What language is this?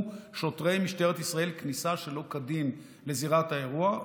Hebrew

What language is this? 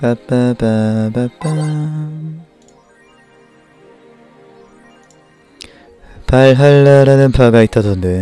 Korean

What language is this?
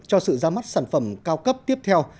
Vietnamese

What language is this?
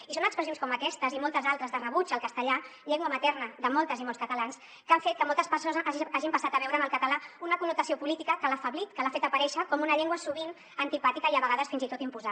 Catalan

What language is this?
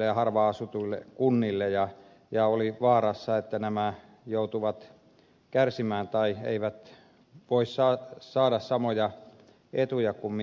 Finnish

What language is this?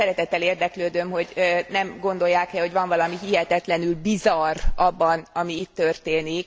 Hungarian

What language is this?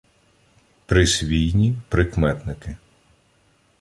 Ukrainian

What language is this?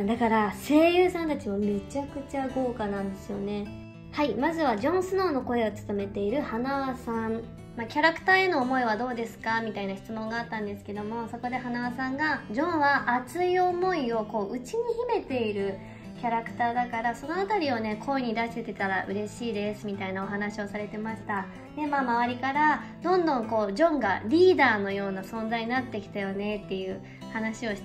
Japanese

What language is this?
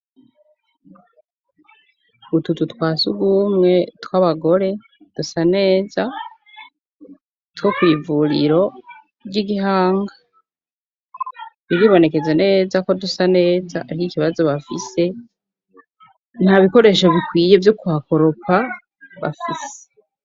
Rundi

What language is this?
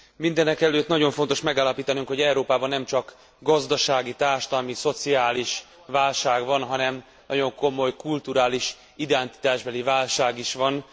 Hungarian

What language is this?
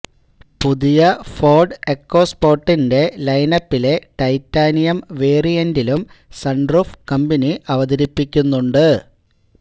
Malayalam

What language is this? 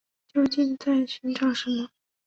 Chinese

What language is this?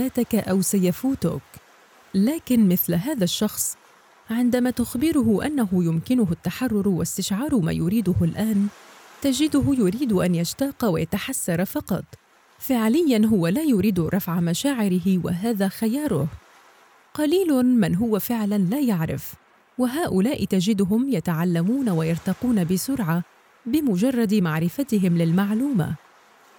Arabic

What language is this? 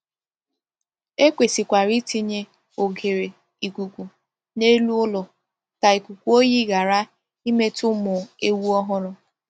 Igbo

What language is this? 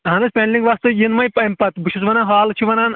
Kashmiri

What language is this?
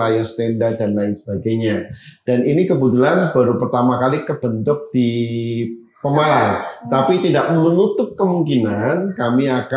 Indonesian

